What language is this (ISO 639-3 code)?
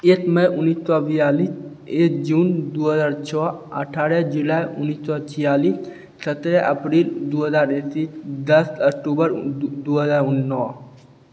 mai